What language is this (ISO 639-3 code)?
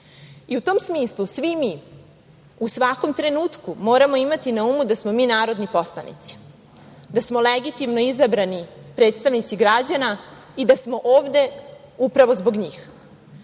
srp